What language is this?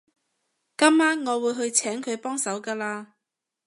Cantonese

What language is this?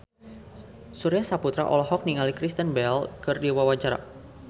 Sundanese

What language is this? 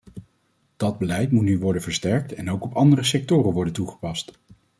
Dutch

